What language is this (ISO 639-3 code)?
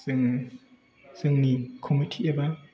brx